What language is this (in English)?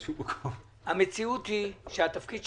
Hebrew